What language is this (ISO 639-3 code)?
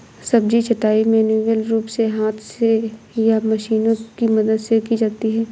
hin